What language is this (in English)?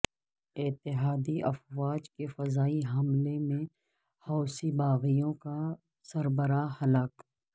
Urdu